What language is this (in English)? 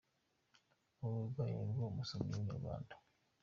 Kinyarwanda